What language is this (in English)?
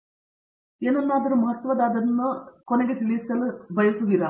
Kannada